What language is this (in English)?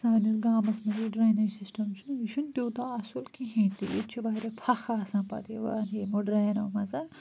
Kashmiri